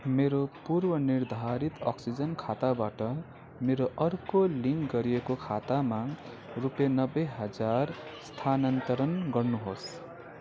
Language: Nepali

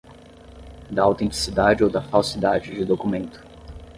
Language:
Portuguese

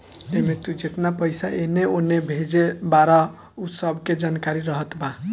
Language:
Bhojpuri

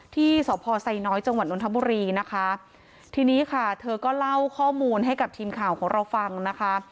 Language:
Thai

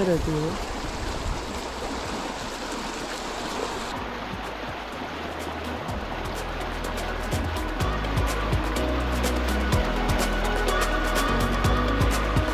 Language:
Hindi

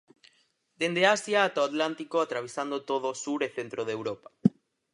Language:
Galician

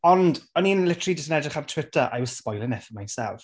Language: Welsh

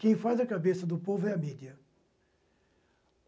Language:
Portuguese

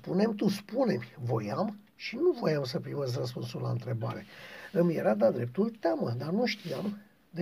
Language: Romanian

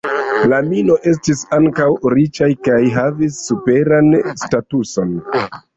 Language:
Esperanto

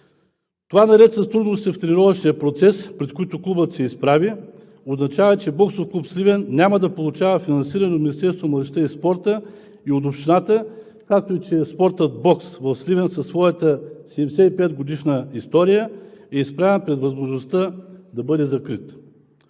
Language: Bulgarian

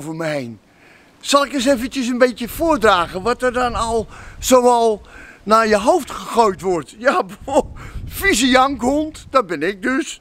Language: Dutch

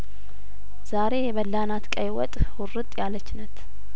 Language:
Amharic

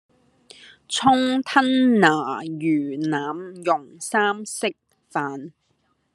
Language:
Cantonese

